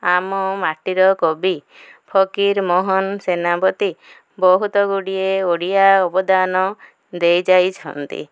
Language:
Odia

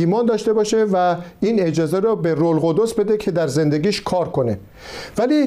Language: Persian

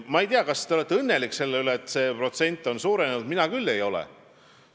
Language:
Estonian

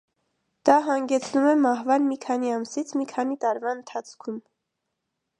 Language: Armenian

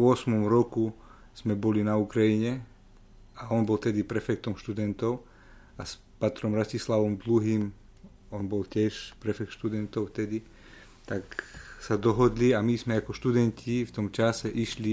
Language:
Slovak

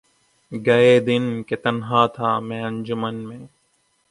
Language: Urdu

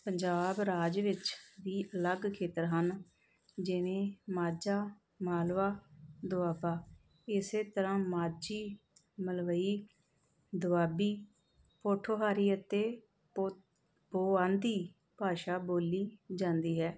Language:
Punjabi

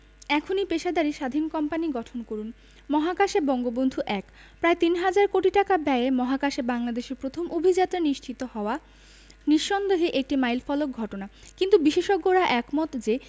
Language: Bangla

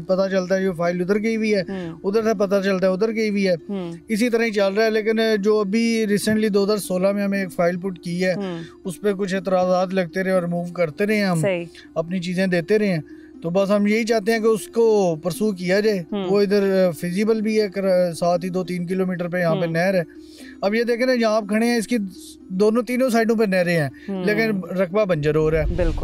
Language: Hindi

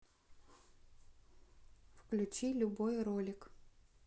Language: Russian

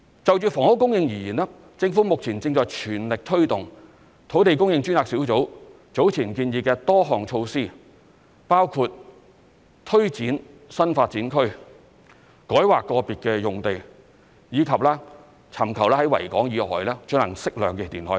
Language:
Cantonese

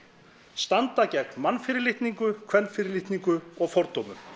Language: Icelandic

